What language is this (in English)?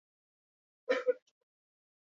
Basque